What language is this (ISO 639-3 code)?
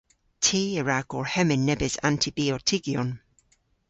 cor